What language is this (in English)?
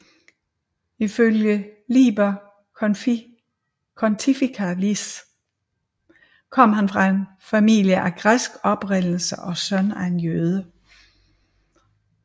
Danish